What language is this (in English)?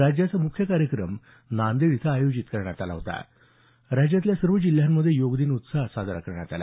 Marathi